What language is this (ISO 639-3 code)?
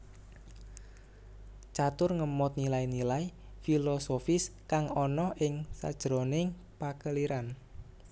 jav